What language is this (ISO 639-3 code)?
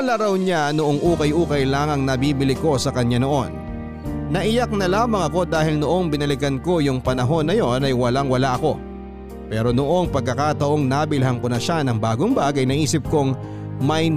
fil